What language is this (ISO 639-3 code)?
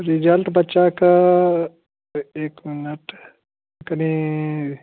mai